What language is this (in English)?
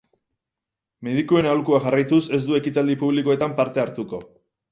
Basque